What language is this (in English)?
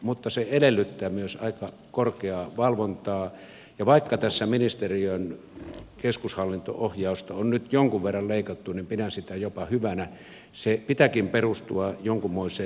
Finnish